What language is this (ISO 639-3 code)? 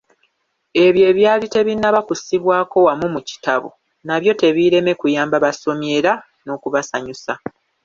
lug